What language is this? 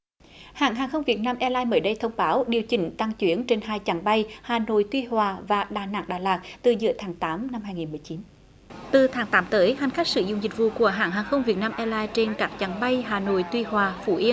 Vietnamese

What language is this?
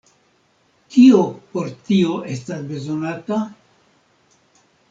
Esperanto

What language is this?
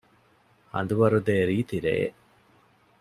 Divehi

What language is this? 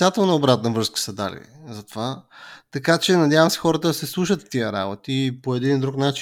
Bulgarian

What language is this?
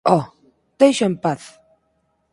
Galician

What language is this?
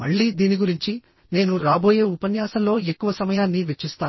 Telugu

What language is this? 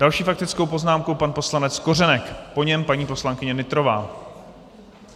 Czech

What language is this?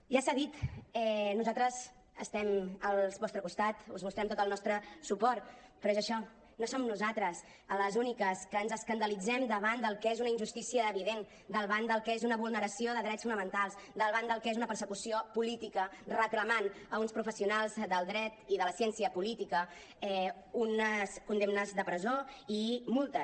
Catalan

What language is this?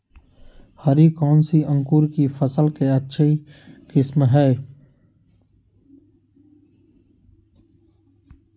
Magahi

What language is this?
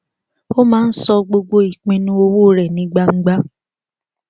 Yoruba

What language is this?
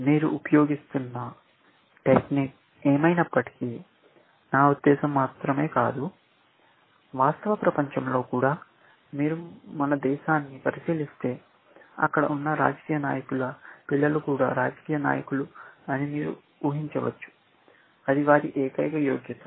Telugu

